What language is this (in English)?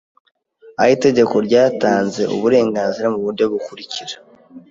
Kinyarwanda